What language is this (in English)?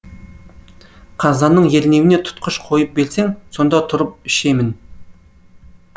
Kazakh